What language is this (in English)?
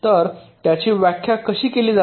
Marathi